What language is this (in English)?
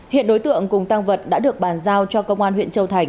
Vietnamese